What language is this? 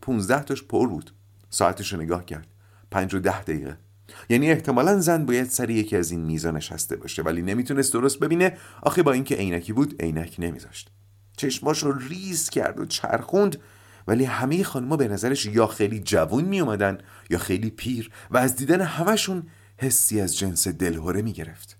Persian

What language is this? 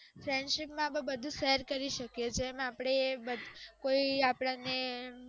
Gujarati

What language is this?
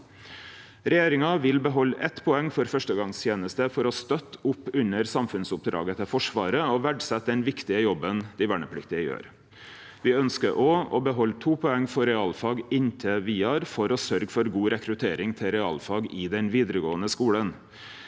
Norwegian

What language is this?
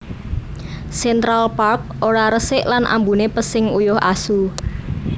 Javanese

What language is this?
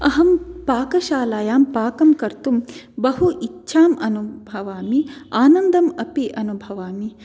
Sanskrit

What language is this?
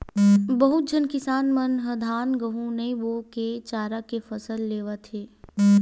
Chhattisgarhi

